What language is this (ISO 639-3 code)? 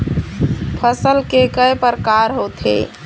hne